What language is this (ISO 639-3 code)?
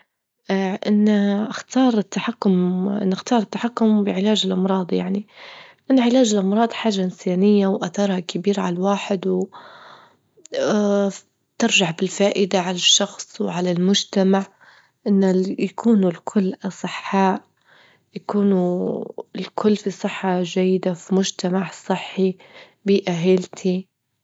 ayl